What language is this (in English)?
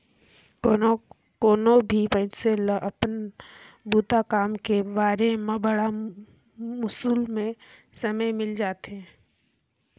Chhattisgarhi